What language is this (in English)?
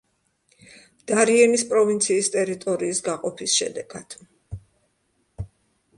Georgian